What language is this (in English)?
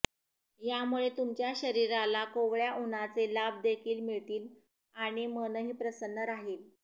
Marathi